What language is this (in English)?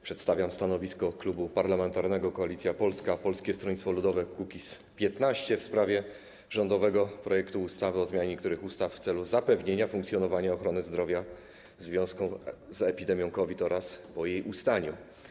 Polish